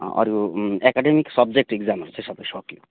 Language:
Nepali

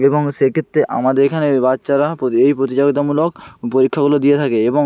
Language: Bangla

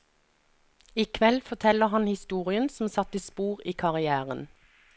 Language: Norwegian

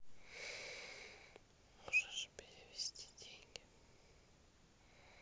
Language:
Russian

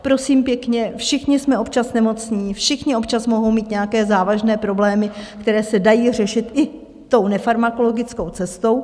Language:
Czech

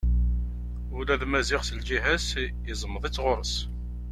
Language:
Kabyle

